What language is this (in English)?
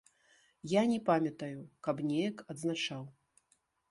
Belarusian